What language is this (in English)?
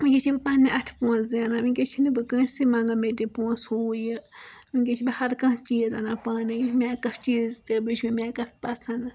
Kashmiri